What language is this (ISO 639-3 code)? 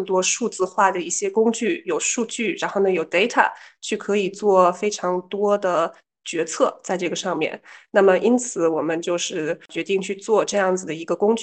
zho